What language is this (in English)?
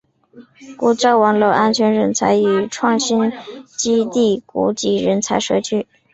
Chinese